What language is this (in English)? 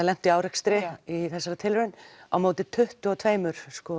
Icelandic